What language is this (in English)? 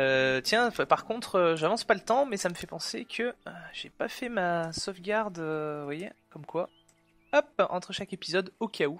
French